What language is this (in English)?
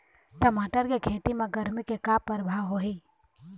Chhattisgarhi